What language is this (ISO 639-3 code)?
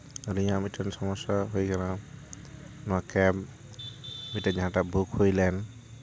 sat